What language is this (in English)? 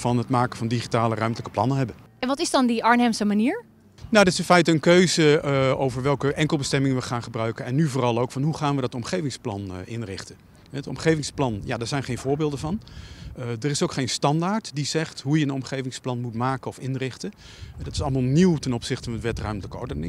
Dutch